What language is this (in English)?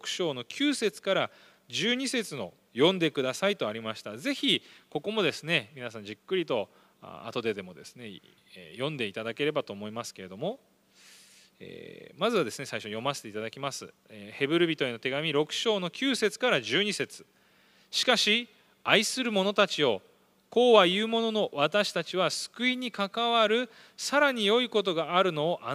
Japanese